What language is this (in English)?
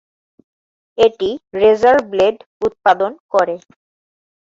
Bangla